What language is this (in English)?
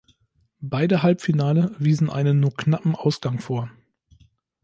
German